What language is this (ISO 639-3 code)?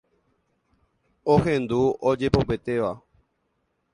grn